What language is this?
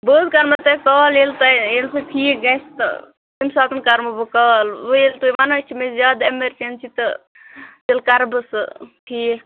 Kashmiri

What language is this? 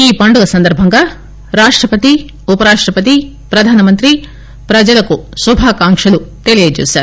Telugu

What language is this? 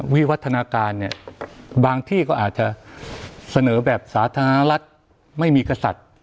Thai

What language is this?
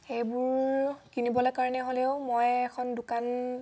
Assamese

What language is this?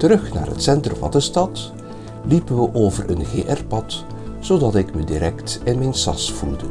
Dutch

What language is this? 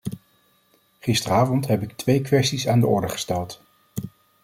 Dutch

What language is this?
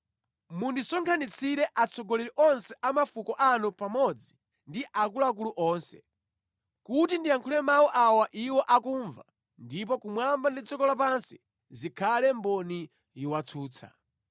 Nyanja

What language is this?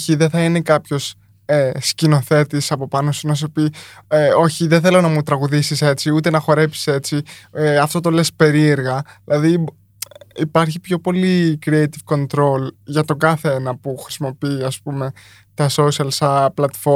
Greek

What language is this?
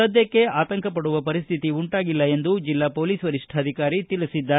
Kannada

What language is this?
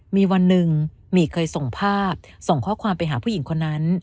Thai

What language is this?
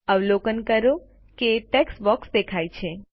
Gujarati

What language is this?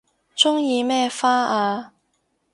Cantonese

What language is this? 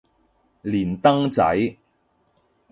Cantonese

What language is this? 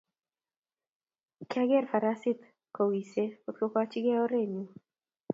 Kalenjin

